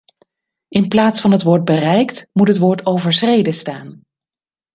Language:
Dutch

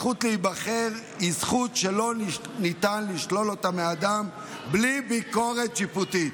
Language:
Hebrew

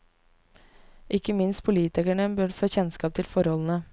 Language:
Norwegian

